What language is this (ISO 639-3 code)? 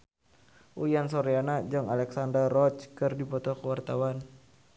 sun